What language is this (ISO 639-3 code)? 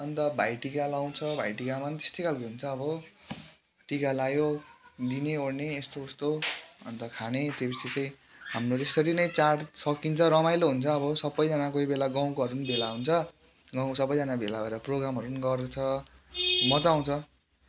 nep